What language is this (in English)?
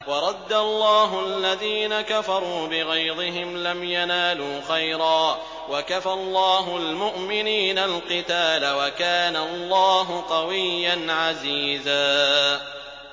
Arabic